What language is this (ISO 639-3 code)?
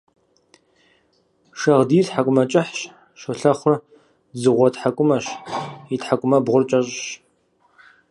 kbd